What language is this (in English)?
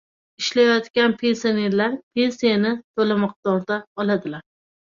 Uzbek